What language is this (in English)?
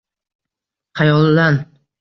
Uzbek